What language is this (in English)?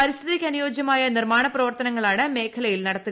Malayalam